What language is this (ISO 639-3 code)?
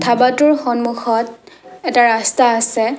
asm